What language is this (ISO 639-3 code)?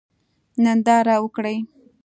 pus